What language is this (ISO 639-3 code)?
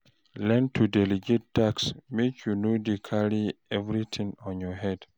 pcm